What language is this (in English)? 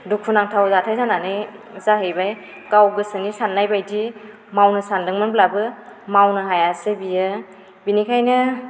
Bodo